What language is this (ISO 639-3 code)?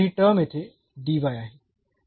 mar